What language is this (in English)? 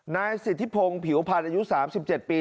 Thai